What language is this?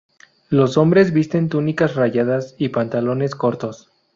Spanish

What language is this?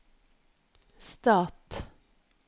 Norwegian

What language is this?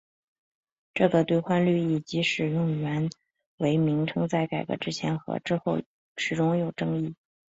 Chinese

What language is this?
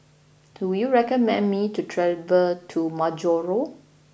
English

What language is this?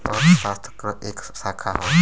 Bhojpuri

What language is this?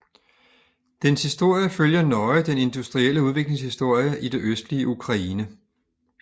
Danish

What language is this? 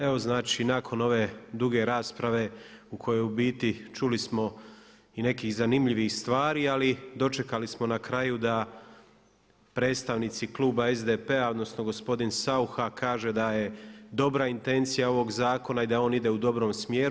Croatian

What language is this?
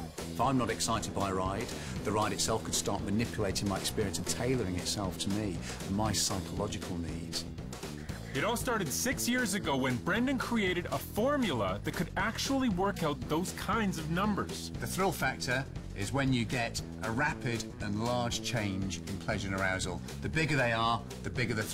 English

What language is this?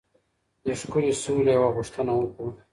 Pashto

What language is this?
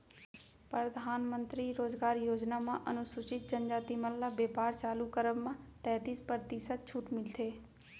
Chhattisgarhi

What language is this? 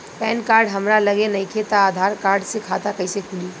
Bhojpuri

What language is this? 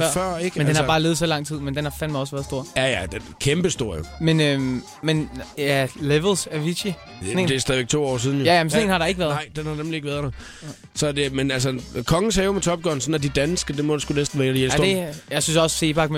Danish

